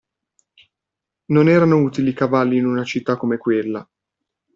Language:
Italian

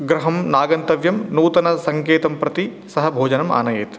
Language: Sanskrit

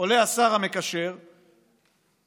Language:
Hebrew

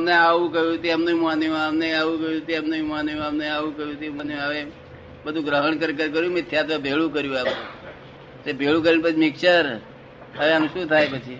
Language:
Gujarati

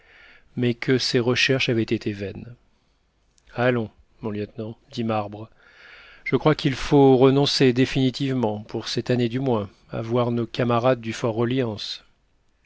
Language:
French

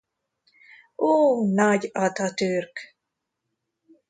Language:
Hungarian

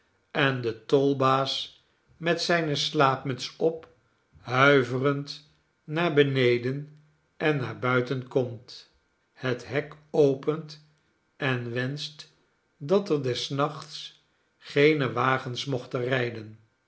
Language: Dutch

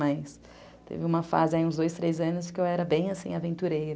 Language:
Portuguese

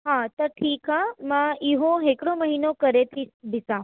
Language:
Sindhi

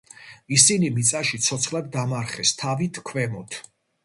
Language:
Georgian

